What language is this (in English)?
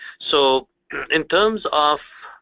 English